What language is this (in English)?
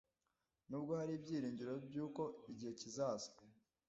Kinyarwanda